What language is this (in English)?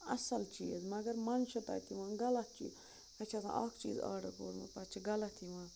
Kashmiri